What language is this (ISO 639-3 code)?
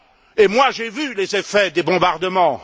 fra